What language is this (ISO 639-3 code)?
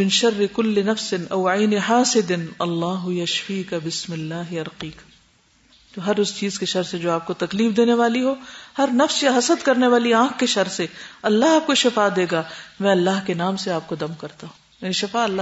urd